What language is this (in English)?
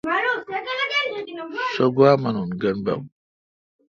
Kalkoti